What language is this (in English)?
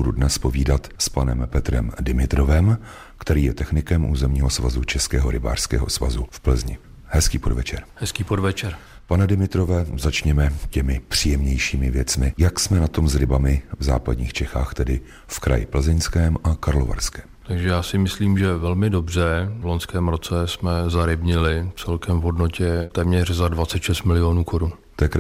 Czech